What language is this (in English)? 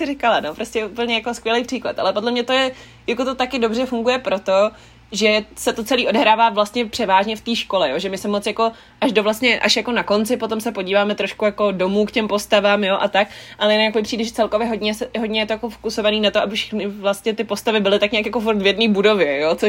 Czech